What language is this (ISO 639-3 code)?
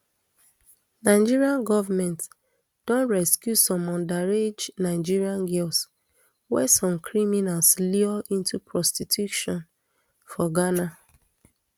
pcm